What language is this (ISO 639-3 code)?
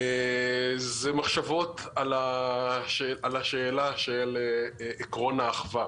heb